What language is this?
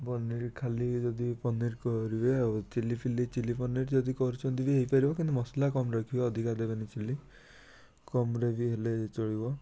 Odia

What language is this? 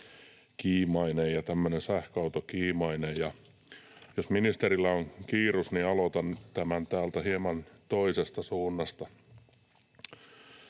Finnish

